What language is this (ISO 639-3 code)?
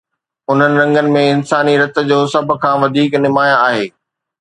snd